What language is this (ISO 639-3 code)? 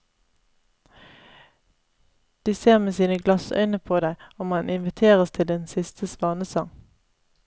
nor